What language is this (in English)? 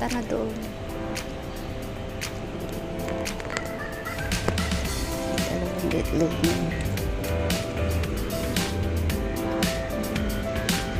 Indonesian